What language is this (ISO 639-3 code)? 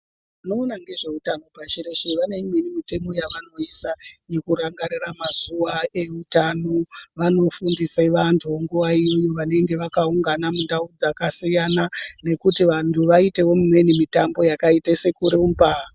ndc